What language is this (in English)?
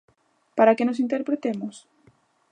Galician